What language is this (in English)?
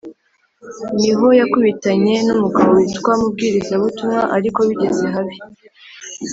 Kinyarwanda